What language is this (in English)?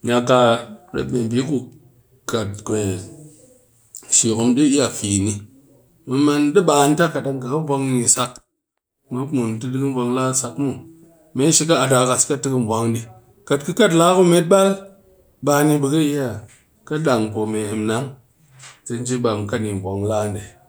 Cakfem-Mushere